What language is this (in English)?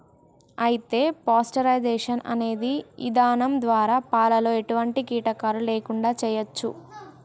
Telugu